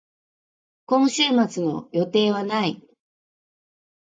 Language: Japanese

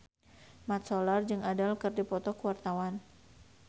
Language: Sundanese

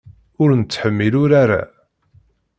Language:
Kabyle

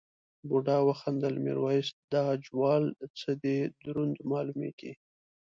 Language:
Pashto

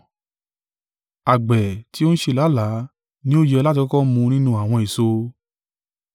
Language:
Yoruba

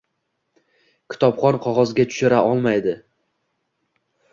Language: Uzbek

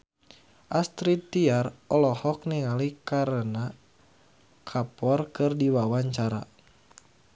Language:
Sundanese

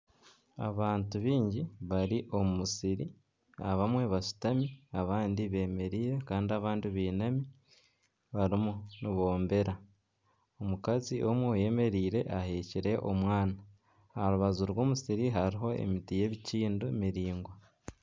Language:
Nyankole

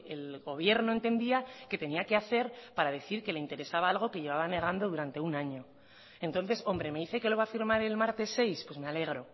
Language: Spanish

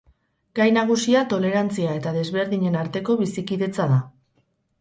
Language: Basque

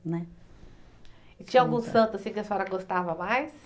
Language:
Portuguese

